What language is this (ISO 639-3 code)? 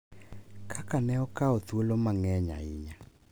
luo